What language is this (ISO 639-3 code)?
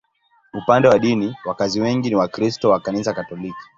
swa